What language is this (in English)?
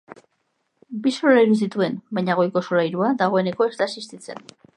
Basque